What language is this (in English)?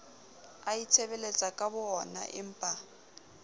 Southern Sotho